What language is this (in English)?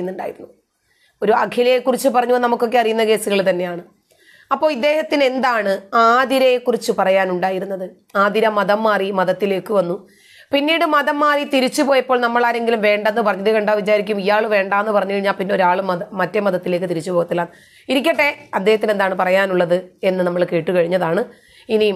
Malayalam